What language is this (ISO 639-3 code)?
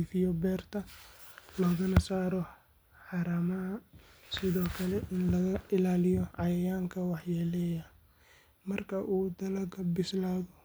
som